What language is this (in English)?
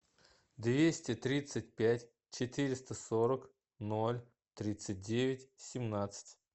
Russian